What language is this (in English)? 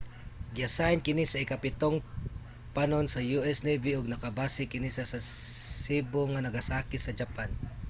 Cebuano